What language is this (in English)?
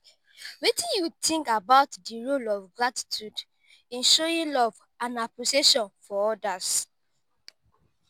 Nigerian Pidgin